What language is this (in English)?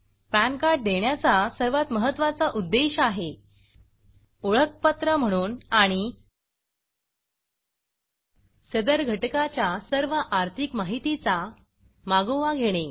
Marathi